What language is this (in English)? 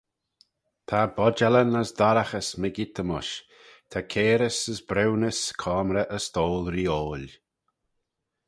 Manx